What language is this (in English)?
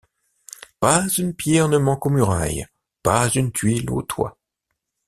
French